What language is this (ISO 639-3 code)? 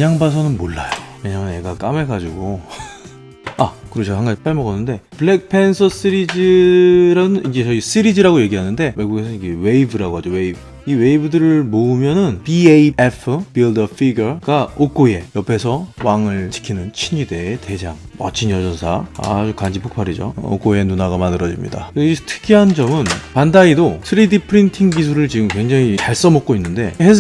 kor